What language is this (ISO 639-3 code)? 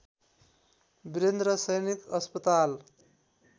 nep